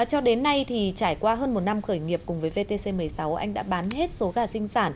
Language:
Vietnamese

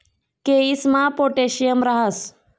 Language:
Marathi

